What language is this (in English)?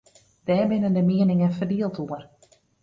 Western Frisian